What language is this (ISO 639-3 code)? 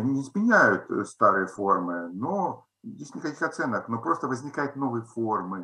rus